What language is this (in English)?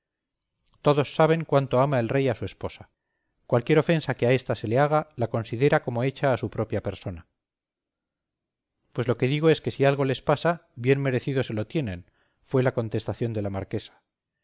Spanish